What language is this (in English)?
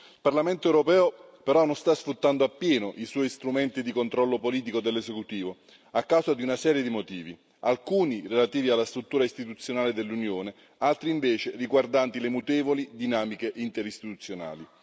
Italian